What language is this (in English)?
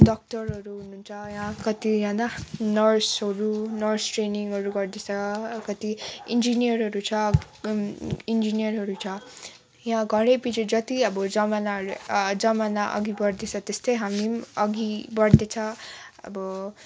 Nepali